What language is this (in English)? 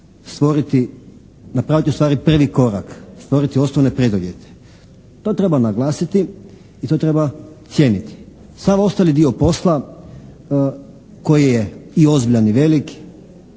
Croatian